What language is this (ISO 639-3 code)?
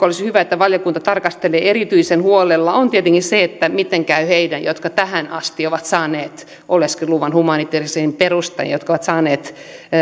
fin